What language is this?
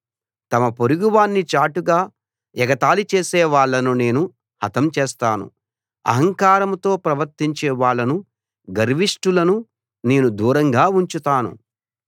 Telugu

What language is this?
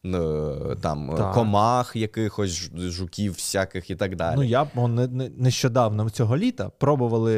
Ukrainian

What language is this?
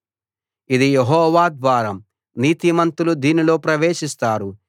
Telugu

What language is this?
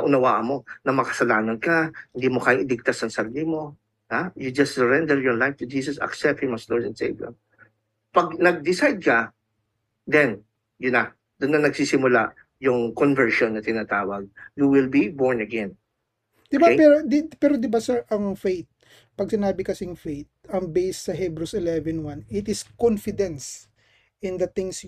Filipino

